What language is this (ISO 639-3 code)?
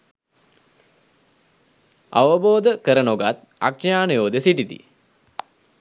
sin